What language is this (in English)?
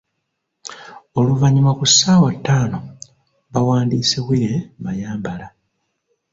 Ganda